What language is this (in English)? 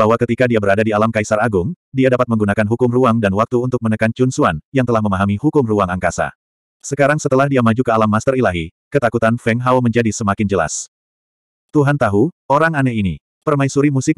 Indonesian